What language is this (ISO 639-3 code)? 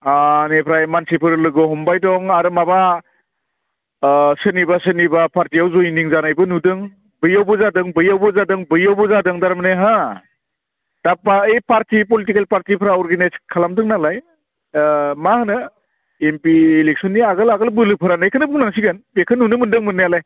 brx